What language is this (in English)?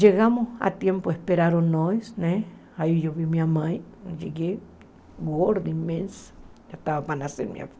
Portuguese